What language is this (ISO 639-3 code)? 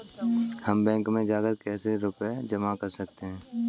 hin